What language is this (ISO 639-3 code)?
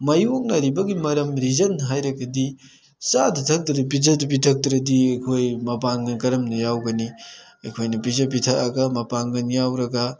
mni